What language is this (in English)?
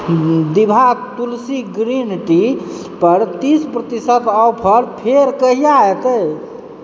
Maithili